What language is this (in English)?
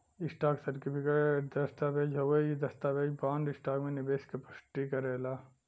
Bhojpuri